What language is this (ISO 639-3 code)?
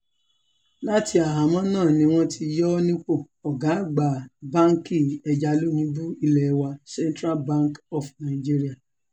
yor